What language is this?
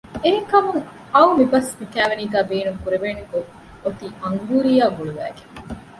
Divehi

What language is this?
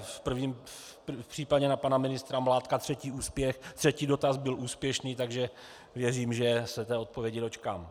Czech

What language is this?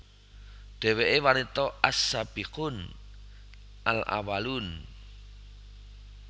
Javanese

